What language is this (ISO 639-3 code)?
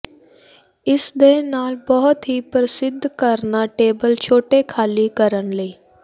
pan